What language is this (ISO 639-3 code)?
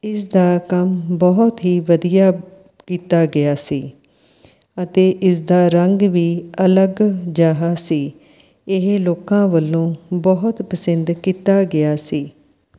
pan